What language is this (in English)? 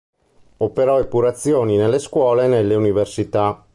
Italian